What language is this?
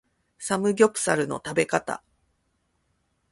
Japanese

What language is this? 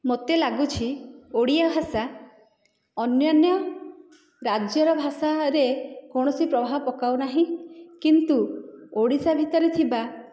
Odia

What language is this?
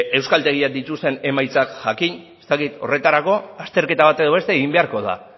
Basque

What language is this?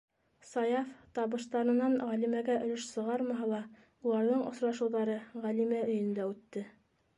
Bashkir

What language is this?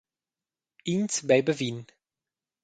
Romansh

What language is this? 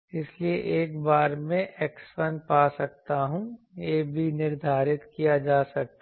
Hindi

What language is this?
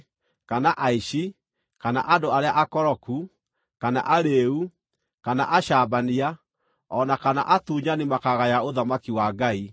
Kikuyu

